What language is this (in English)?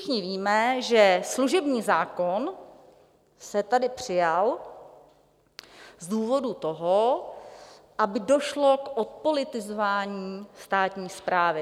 Czech